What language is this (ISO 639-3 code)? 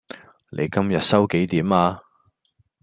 yue